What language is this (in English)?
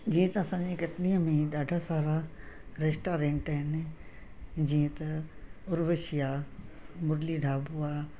Sindhi